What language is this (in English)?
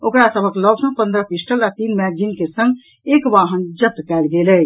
Maithili